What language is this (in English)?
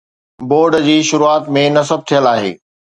Sindhi